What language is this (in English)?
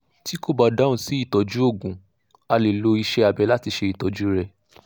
Yoruba